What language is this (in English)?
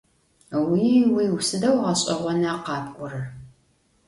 Adyghe